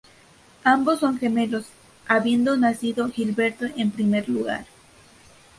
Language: Spanish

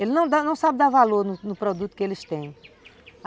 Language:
Portuguese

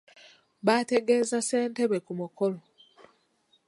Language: Ganda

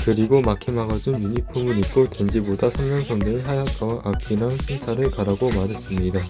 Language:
Korean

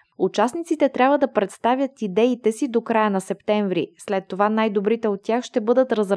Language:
Bulgarian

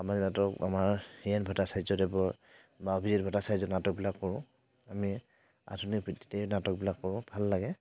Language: Assamese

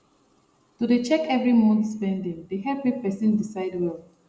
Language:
Nigerian Pidgin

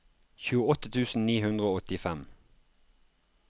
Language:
Norwegian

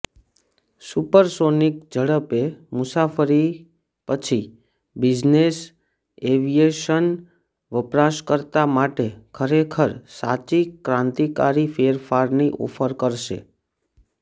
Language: Gujarati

